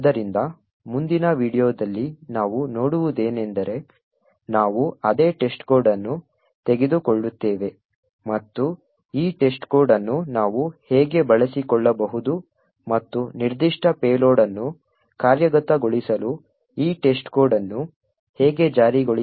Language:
Kannada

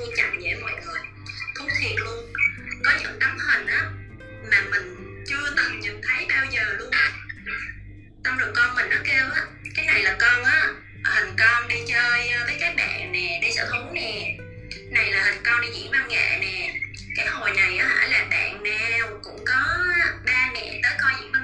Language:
Vietnamese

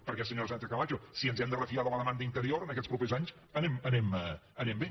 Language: Catalan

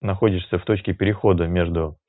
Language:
Russian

